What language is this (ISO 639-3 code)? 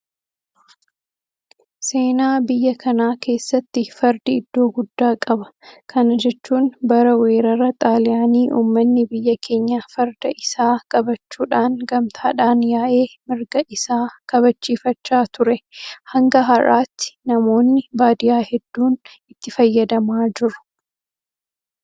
orm